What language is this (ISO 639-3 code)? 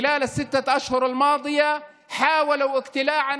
heb